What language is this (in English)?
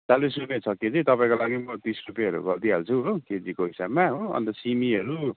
Nepali